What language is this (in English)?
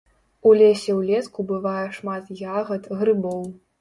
Belarusian